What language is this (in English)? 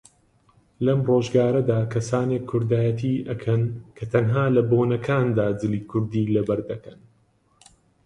Central Kurdish